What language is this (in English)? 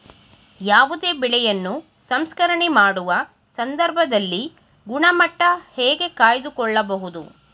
Kannada